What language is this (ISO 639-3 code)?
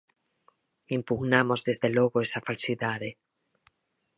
glg